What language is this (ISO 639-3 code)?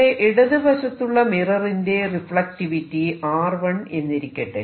mal